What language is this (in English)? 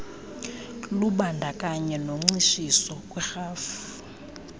Xhosa